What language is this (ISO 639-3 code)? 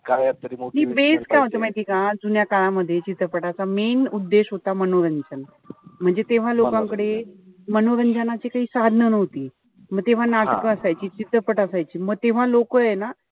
mar